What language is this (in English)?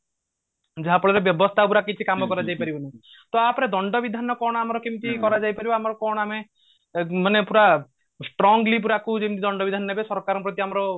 Odia